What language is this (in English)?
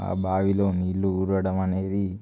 Telugu